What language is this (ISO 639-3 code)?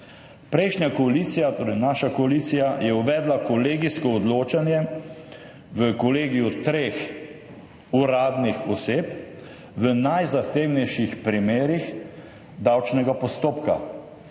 slv